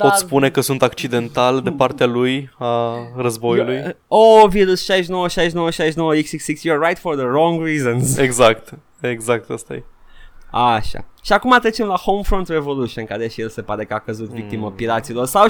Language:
Romanian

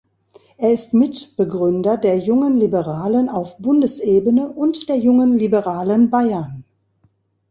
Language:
German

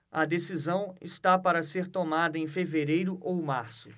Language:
Portuguese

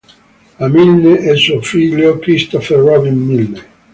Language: Italian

